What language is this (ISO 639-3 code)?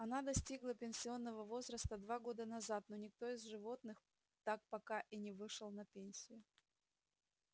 rus